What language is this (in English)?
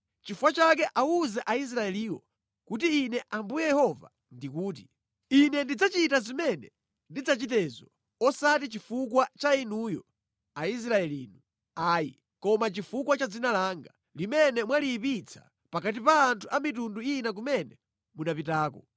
Nyanja